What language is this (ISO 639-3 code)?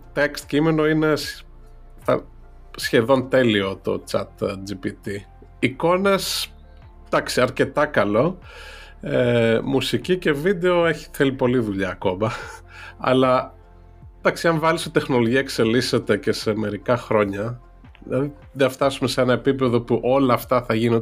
ell